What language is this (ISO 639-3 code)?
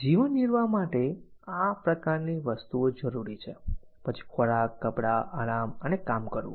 guj